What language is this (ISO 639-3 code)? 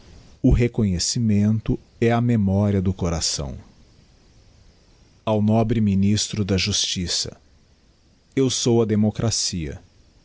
por